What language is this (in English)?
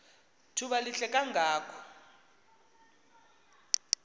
Xhosa